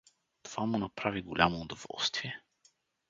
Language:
Bulgarian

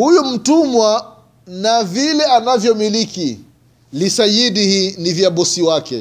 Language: Swahili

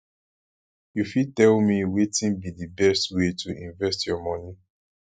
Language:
Nigerian Pidgin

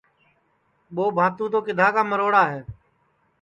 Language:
Sansi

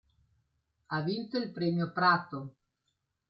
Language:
Italian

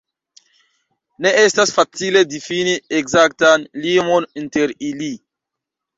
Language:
Esperanto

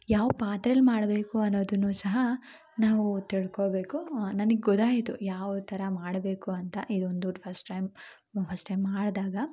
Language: Kannada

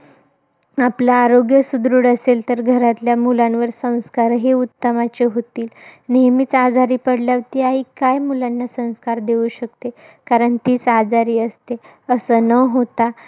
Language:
Marathi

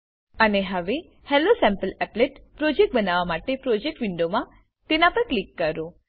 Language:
Gujarati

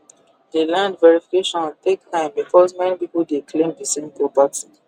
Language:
Nigerian Pidgin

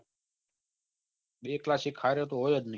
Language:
Gujarati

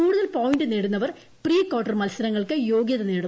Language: Malayalam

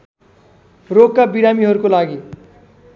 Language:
Nepali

